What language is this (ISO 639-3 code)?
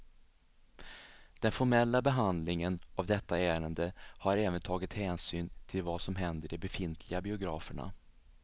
swe